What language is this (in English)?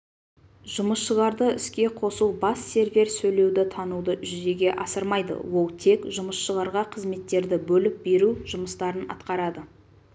Kazakh